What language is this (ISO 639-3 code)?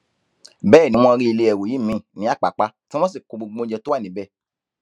yor